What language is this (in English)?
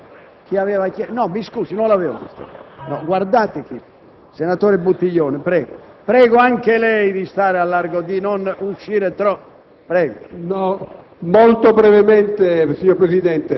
Italian